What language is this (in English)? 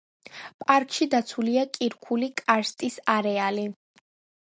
Georgian